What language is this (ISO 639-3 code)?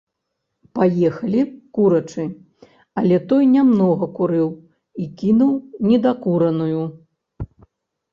bel